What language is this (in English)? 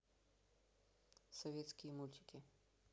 Russian